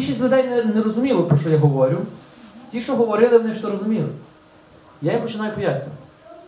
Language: Ukrainian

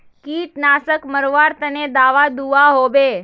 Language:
Magahi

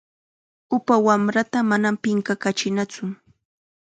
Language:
Chiquián Ancash Quechua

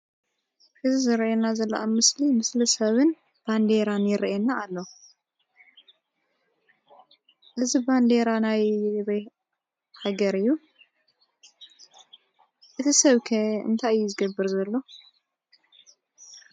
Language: Tigrinya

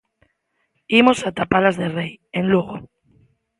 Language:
Galician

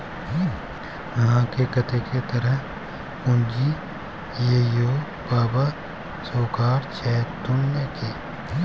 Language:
Maithili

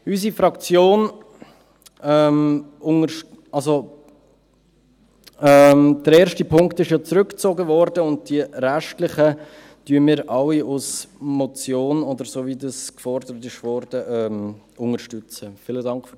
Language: Swiss German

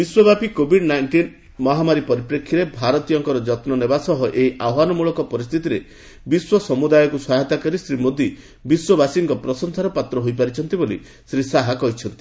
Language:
Odia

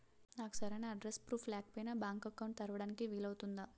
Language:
Telugu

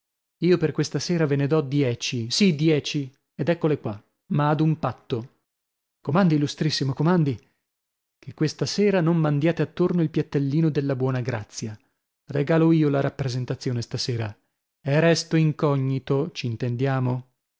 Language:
Italian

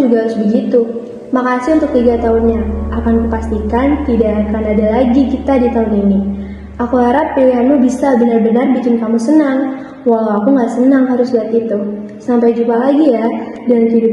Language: Indonesian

